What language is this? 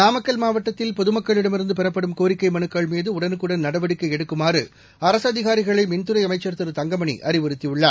Tamil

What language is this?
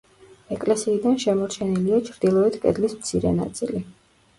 Georgian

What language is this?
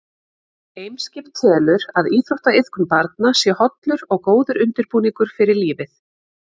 Icelandic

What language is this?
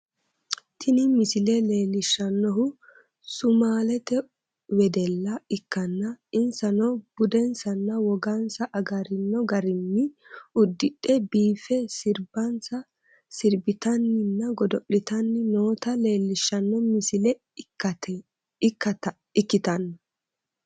Sidamo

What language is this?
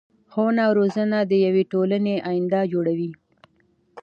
Pashto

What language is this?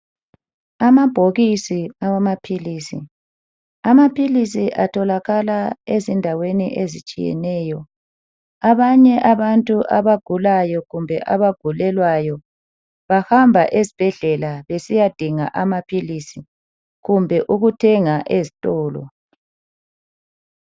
North Ndebele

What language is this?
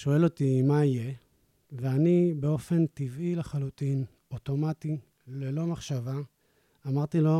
Hebrew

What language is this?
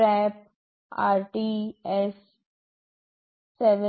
Gujarati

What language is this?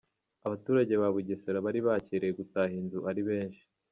Kinyarwanda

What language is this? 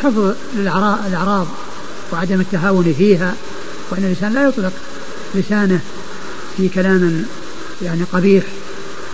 Arabic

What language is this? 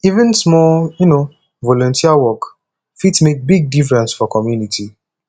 Nigerian Pidgin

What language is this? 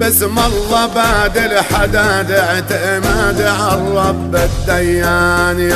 Arabic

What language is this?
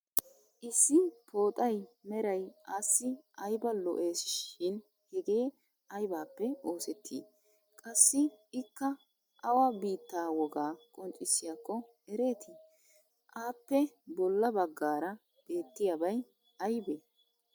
Wolaytta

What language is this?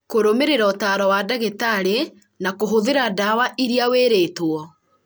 Kikuyu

